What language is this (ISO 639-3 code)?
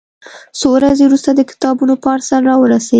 pus